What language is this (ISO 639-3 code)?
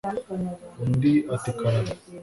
kin